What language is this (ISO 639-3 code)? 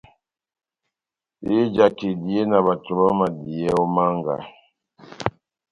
bnm